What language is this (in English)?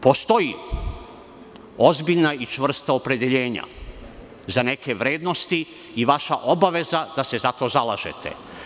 Serbian